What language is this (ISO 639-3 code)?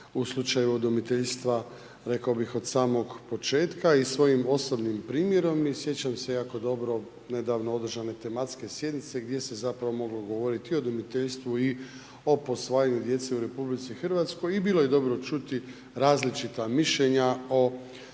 hrv